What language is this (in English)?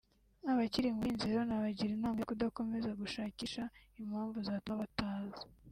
Kinyarwanda